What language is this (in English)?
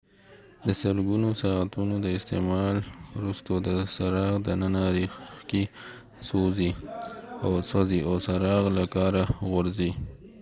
Pashto